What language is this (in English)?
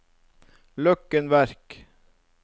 Norwegian